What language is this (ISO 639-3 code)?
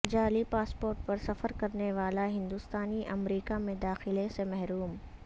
urd